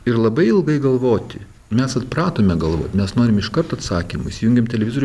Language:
Lithuanian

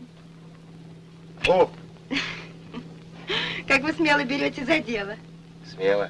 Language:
Russian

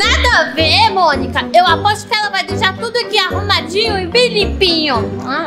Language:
Portuguese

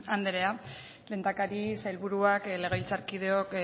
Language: Basque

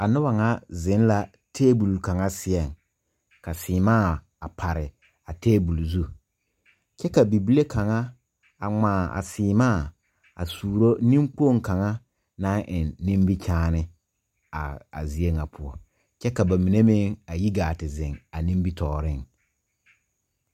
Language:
Southern Dagaare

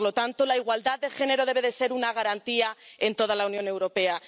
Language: Spanish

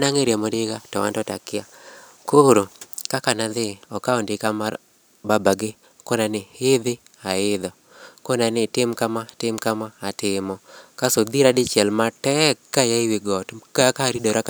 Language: Luo (Kenya and Tanzania)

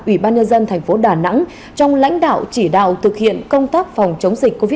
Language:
Vietnamese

